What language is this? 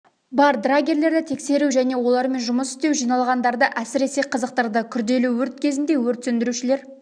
Kazakh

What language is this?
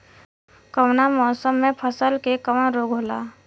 Bhojpuri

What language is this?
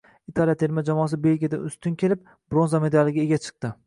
Uzbek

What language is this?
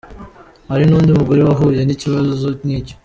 Kinyarwanda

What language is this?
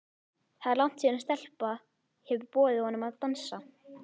Icelandic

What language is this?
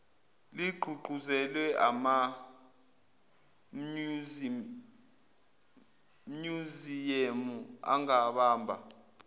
Zulu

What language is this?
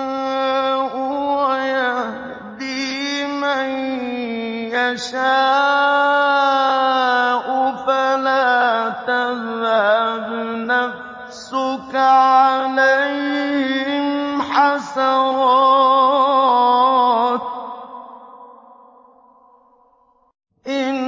Arabic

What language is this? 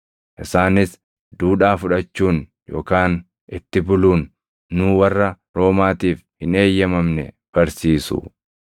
Oromo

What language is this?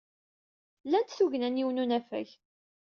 Kabyle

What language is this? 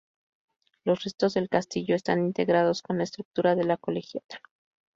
Spanish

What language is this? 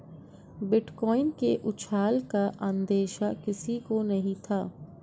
Hindi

